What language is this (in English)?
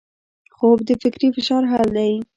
Pashto